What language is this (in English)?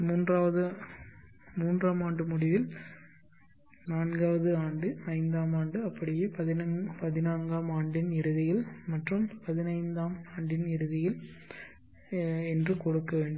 Tamil